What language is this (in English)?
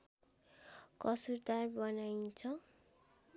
Nepali